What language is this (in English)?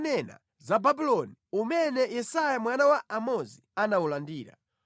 Nyanja